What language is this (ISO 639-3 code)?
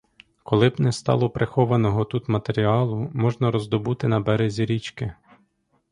ukr